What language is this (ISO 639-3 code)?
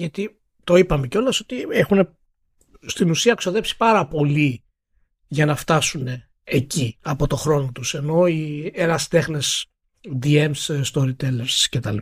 ell